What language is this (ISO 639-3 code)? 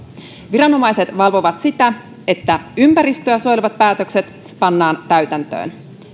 fin